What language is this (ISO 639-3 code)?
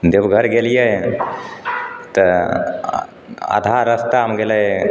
mai